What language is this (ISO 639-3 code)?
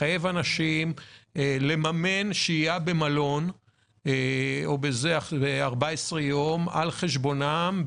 heb